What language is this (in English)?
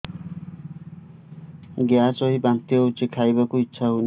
Odia